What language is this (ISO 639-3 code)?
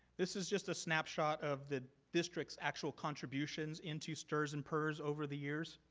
eng